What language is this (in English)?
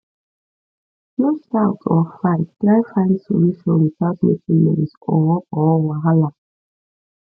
Nigerian Pidgin